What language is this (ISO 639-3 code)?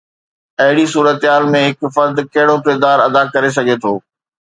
snd